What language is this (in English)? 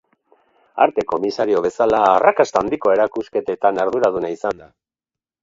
Basque